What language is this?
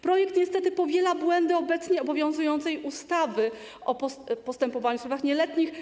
Polish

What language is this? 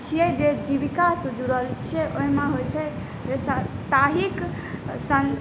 Maithili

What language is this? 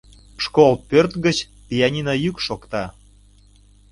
Mari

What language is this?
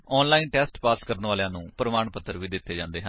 Punjabi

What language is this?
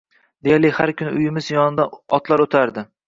Uzbek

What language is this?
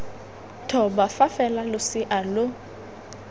Tswana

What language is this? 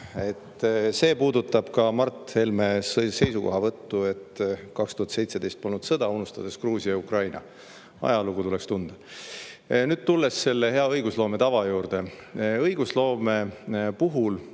Estonian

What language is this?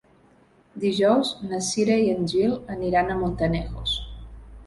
Catalan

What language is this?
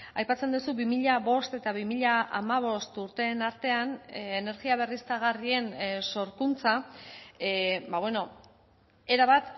Basque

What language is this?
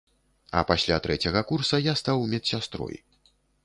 Belarusian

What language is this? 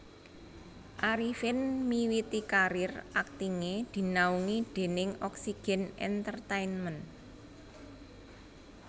Javanese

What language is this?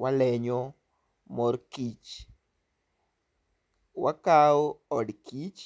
Luo (Kenya and Tanzania)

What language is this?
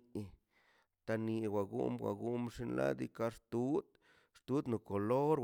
Mazaltepec Zapotec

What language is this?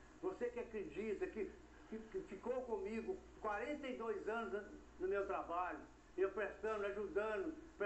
Portuguese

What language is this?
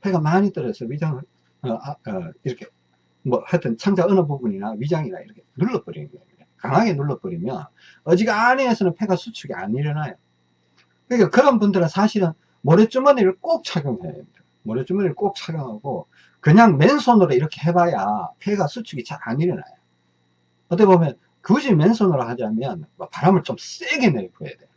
Korean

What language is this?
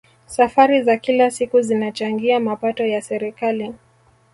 Swahili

